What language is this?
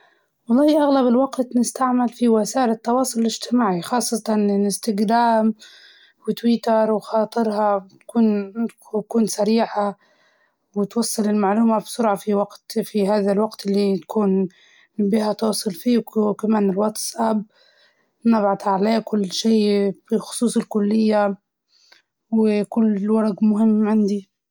Libyan Arabic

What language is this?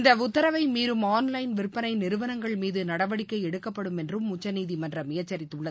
Tamil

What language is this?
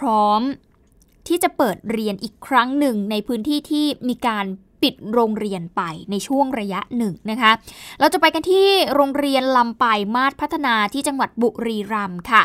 Thai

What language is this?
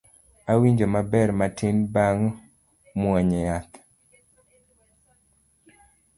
Luo (Kenya and Tanzania)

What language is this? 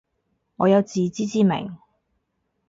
Cantonese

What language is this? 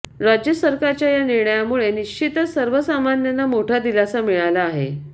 Marathi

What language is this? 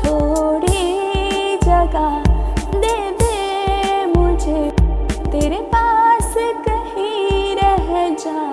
Hindi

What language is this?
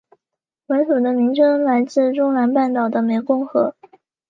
Chinese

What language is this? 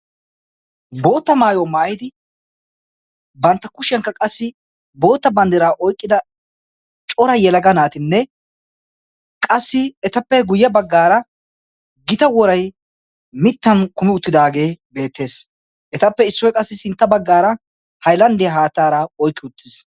Wolaytta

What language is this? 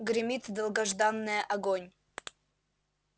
Russian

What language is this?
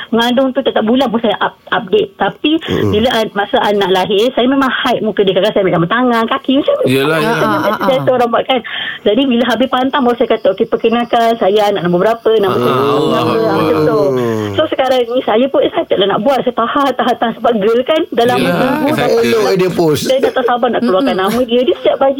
Malay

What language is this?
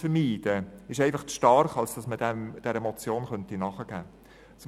Swiss German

